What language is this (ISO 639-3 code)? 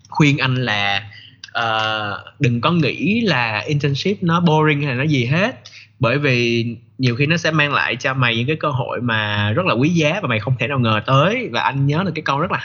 vie